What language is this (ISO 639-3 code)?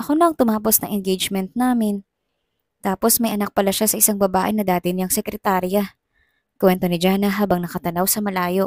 fil